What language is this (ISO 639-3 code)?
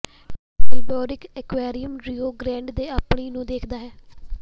pan